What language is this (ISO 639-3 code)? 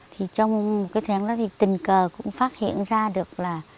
vie